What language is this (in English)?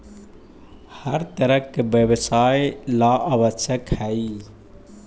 Magahi